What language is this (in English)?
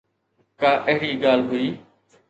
Sindhi